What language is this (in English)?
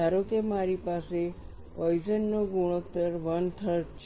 Gujarati